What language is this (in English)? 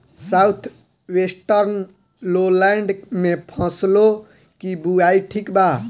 Bhojpuri